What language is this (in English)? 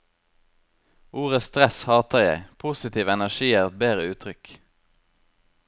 Norwegian